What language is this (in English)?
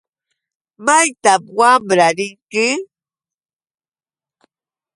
Yauyos Quechua